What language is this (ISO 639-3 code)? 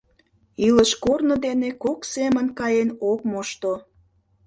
chm